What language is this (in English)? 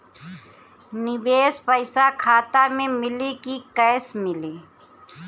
Bhojpuri